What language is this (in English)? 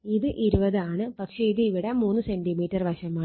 Malayalam